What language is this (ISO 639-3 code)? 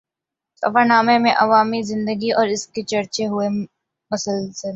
urd